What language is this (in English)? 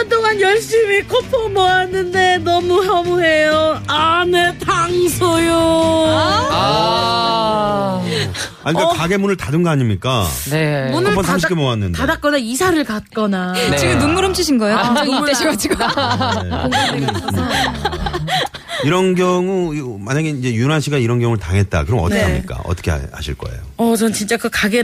Korean